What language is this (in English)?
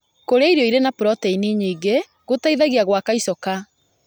Kikuyu